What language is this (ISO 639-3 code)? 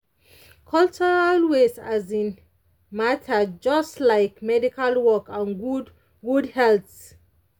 pcm